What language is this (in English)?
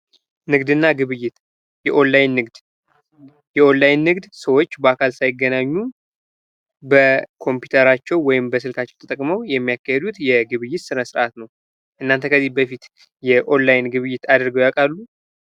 Amharic